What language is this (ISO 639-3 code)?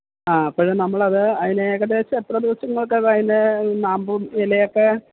mal